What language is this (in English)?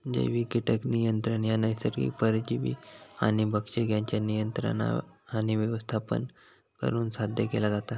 Marathi